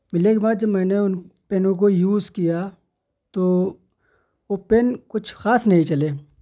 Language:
Urdu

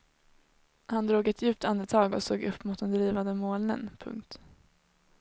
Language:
Swedish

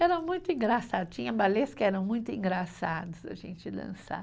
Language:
Portuguese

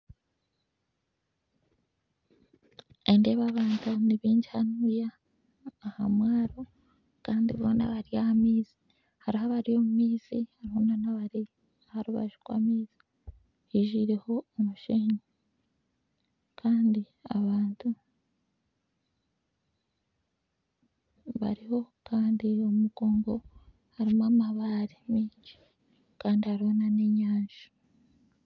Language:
Nyankole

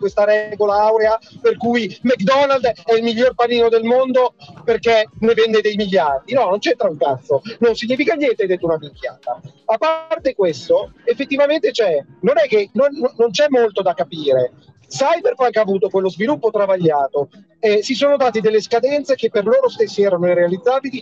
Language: Italian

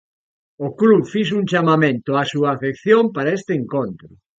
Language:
Galician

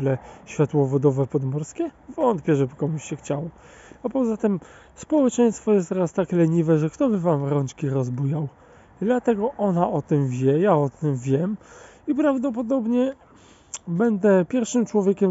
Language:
Polish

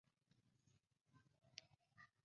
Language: Chinese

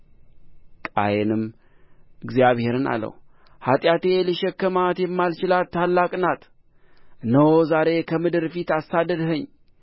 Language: Amharic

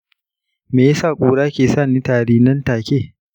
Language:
Hausa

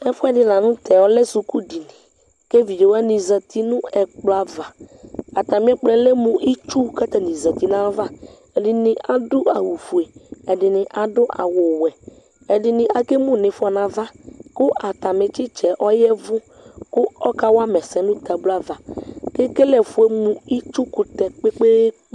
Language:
Ikposo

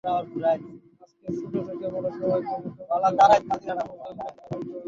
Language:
Bangla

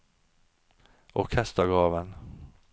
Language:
Norwegian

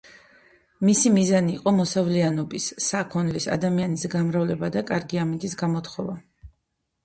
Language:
Georgian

